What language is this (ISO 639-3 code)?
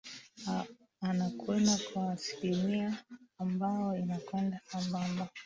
swa